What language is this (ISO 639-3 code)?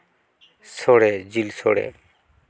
sat